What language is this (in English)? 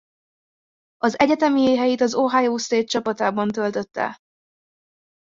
Hungarian